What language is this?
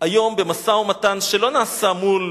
Hebrew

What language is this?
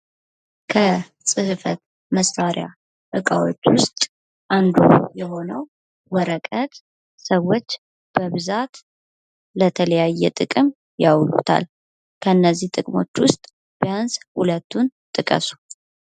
Amharic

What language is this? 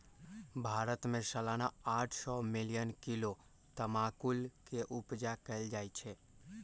Magahi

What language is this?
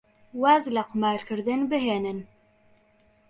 Central Kurdish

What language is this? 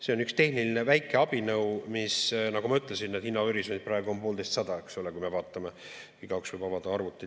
Estonian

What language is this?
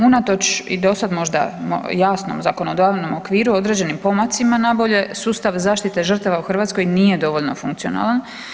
Croatian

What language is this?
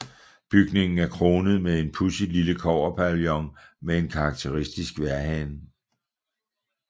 Danish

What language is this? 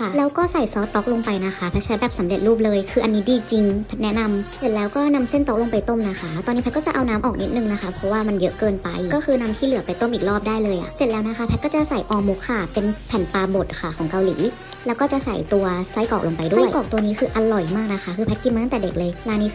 Thai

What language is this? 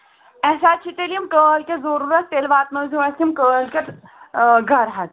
Kashmiri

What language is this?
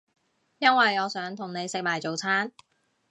Cantonese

